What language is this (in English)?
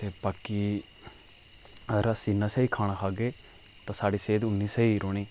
Dogri